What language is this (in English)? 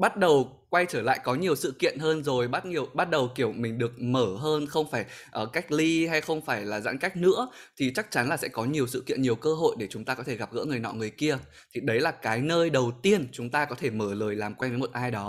Vietnamese